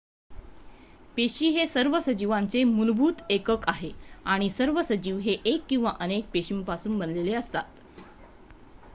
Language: Marathi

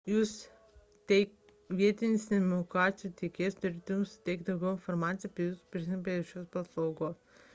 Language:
Lithuanian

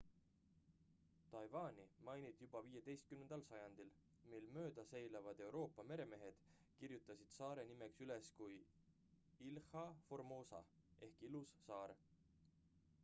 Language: Estonian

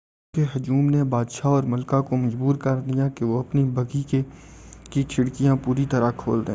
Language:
Urdu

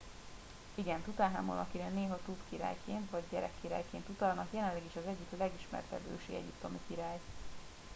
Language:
Hungarian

